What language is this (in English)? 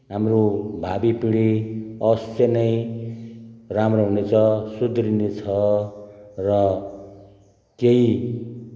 Nepali